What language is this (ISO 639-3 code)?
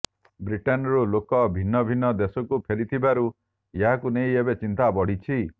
ori